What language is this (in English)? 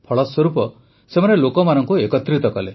Odia